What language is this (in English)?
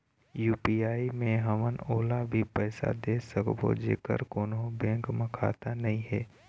Chhattisgarhi